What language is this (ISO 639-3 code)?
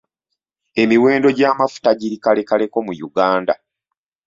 lug